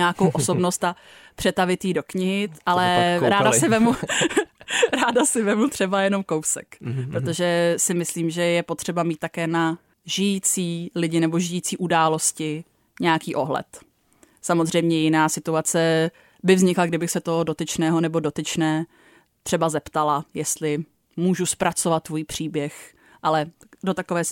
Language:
Czech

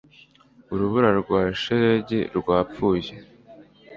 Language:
Kinyarwanda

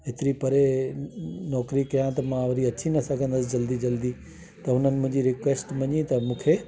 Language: Sindhi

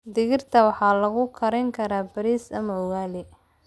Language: Somali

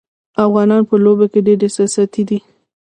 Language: Pashto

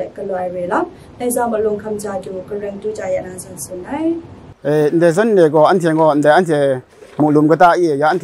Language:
Vietnamese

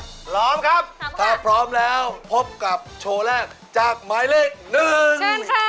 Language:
Thai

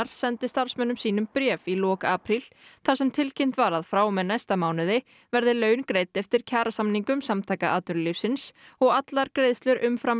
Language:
Icelandic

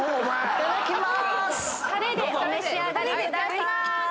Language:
Japanese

